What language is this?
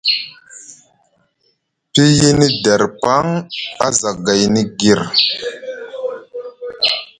Musgu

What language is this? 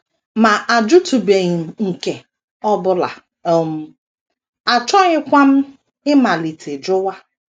Igbo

